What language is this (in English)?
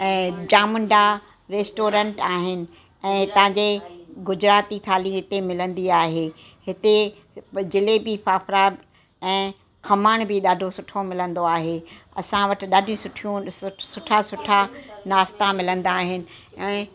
Sindhi